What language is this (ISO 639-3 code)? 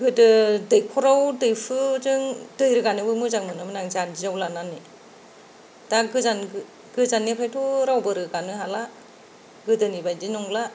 brx